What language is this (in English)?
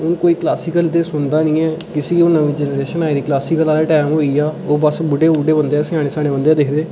Dogri